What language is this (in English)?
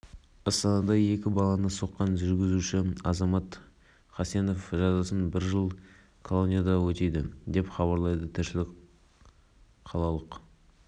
Kazakh